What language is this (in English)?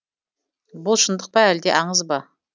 Kazakh